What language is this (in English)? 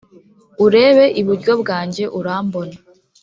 Kinyarwanda